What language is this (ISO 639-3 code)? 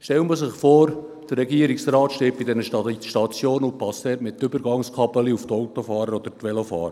gsw